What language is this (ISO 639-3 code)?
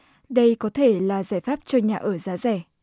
vie